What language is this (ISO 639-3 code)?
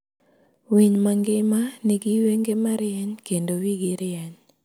luo